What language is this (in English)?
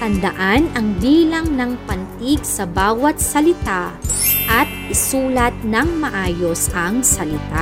Filipino